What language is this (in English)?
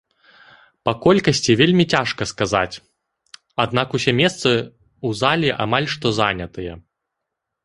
Belarusian